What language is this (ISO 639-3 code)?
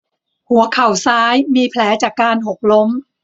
tha